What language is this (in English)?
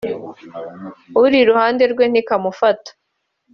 Kinyarwanda